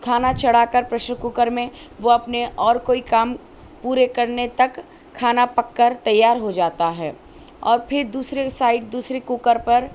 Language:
Urdu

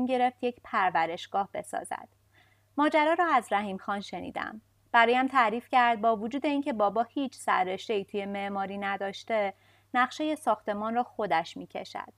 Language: Persian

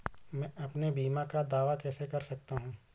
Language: Hindi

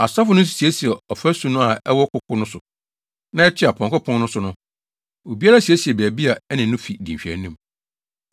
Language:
Akan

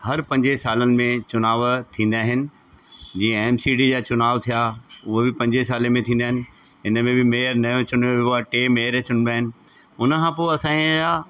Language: Sindhi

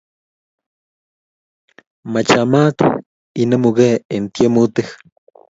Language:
Kalenjin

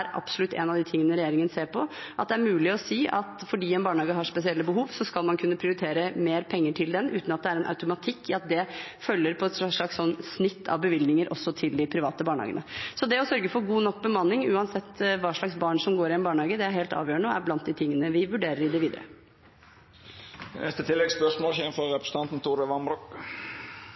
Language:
Norwegian Bokmål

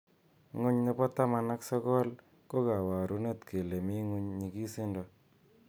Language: Kalenjin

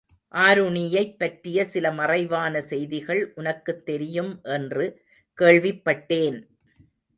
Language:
Tamil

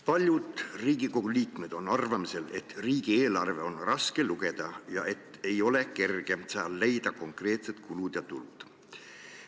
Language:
Estonian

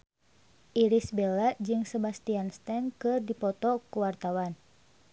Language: Sundanese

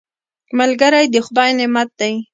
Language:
Pashto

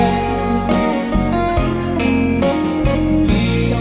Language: Thai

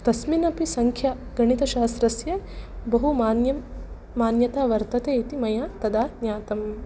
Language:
Sanskrit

